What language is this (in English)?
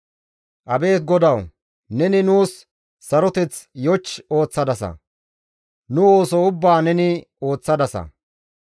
Gamo